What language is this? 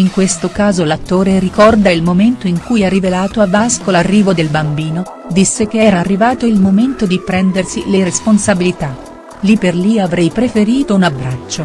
Italian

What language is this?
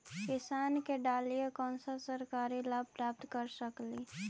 Magahi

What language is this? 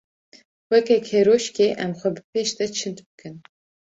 Kurdish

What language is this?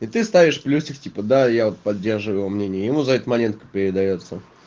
Russian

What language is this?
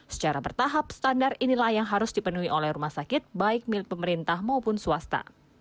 Indonesian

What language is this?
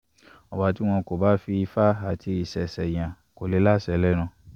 Yoruba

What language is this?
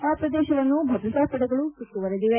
Kannada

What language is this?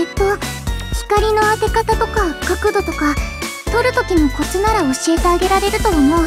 Japanese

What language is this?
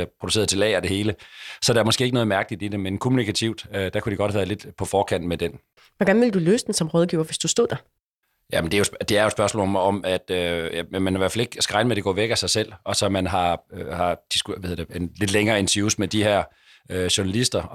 Danish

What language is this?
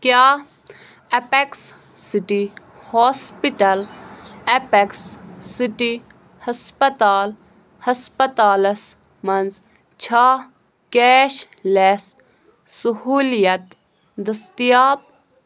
Kashmiri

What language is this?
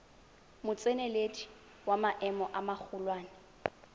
Tswana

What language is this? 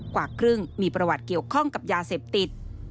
Thai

